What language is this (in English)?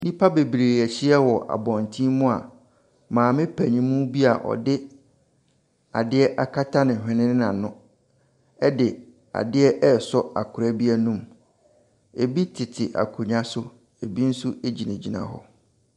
Akan